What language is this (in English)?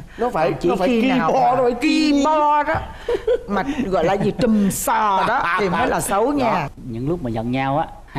Vietnamese